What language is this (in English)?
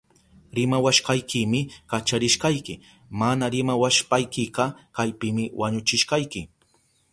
Southern Pastaza Quechua